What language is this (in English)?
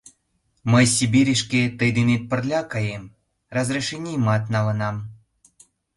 Mari